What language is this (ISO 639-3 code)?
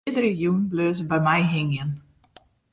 fry